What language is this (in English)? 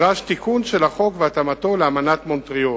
Hebrew